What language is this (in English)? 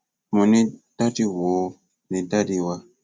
Yoruba